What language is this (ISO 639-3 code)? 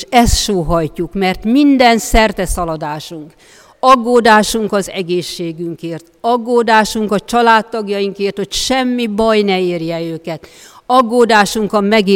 hun